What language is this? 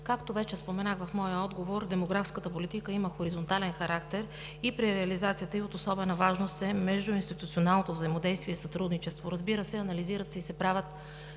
Bulgarian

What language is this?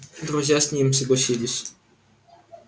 Russian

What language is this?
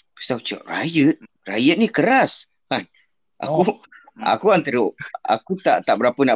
Malay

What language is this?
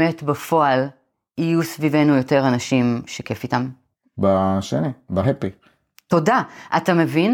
Hebrew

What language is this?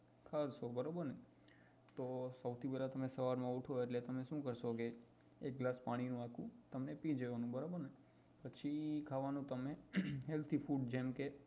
Gujarati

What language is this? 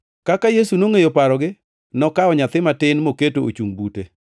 Luo (Kenya and Tanzania)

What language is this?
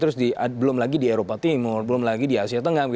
Indonesian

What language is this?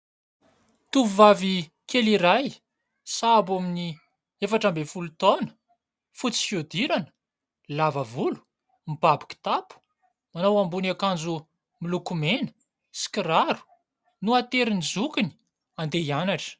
Malagasy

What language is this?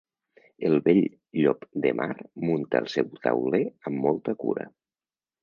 Catalan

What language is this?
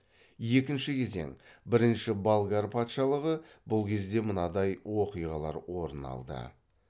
Kazakh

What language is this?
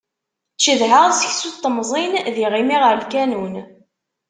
Kabyle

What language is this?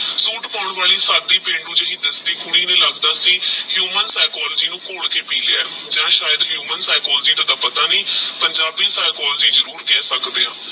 Punjabi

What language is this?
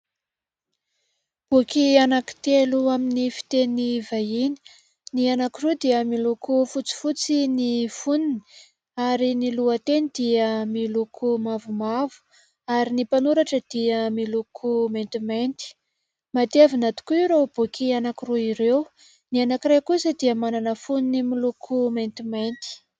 Malagasy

